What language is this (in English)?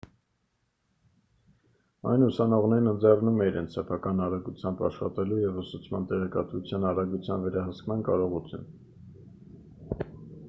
Armenian